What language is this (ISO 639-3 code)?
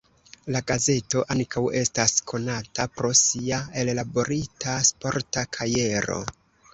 epo